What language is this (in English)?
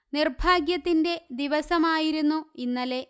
Malayalam